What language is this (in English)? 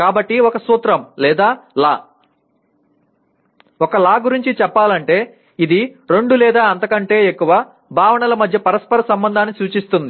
Telugu